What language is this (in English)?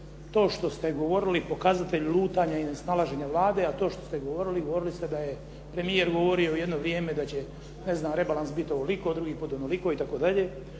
Croatian